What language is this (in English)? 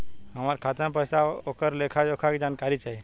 Bhojpuri